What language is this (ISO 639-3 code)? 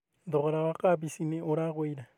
kik